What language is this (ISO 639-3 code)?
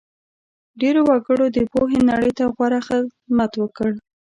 pus